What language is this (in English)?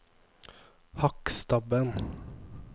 Norwegian